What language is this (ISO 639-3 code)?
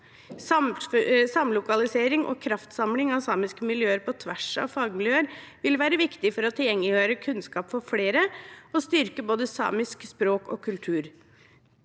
nor